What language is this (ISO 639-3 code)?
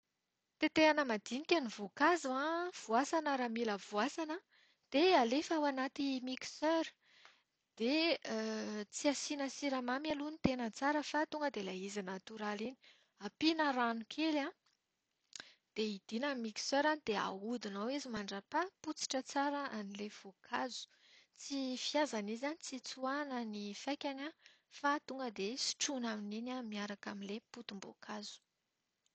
mlg